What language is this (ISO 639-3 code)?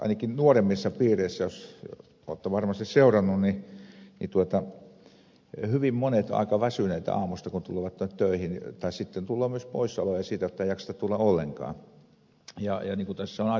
fin